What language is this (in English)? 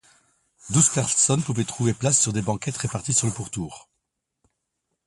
French